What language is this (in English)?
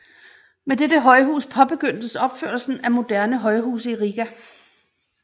Danish